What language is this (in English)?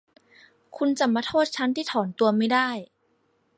Thai